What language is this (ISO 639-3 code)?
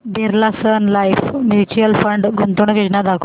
mar